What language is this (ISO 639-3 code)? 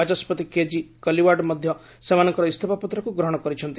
ori